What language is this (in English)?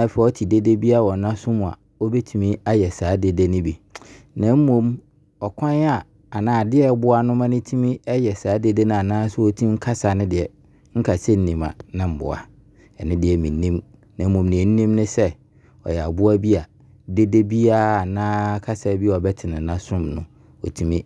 Abron